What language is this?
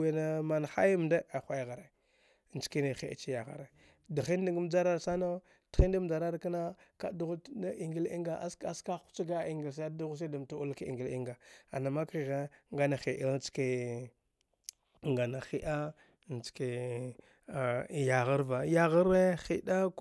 Dghwede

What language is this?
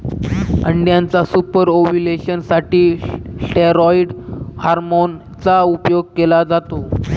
Marathi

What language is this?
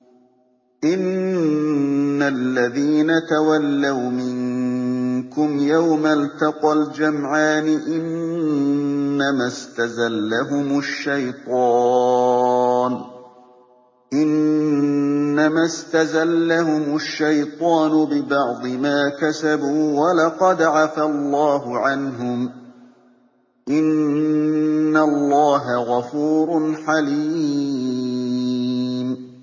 Arabic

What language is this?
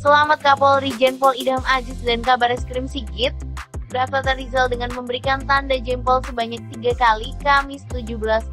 Indonesian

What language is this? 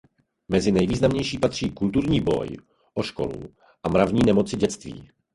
Czech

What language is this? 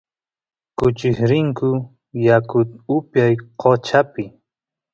Santiago del Estero Quichua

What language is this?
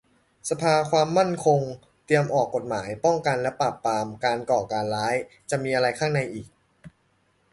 Thai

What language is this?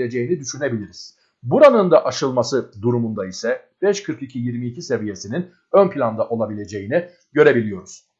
Turkish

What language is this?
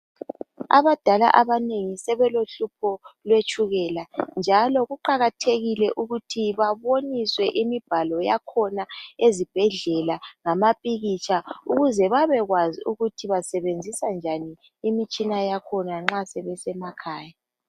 North Ndebele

